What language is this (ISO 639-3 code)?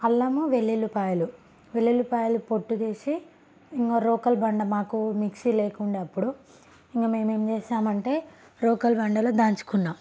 tel